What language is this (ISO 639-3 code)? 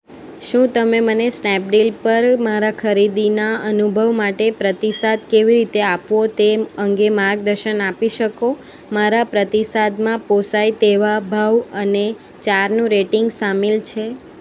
guj